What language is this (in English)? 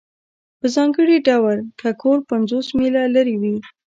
Pashto